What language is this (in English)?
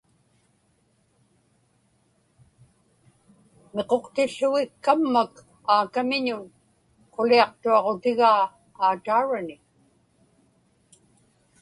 Inupiaq